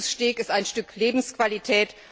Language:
German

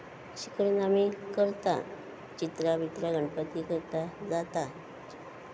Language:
Konkani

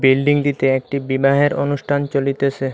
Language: Bangla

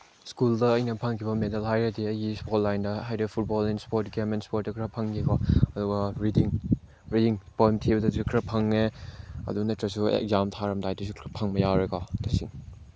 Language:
Manipuri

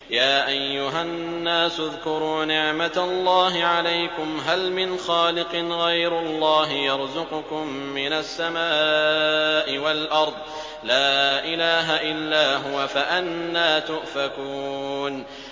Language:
Arabic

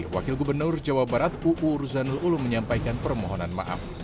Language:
Indonesian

